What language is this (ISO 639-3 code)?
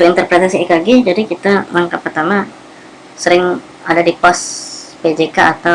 ind